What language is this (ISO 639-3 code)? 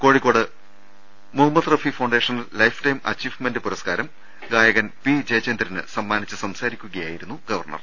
mal